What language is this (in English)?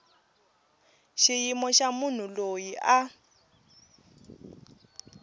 Tsonga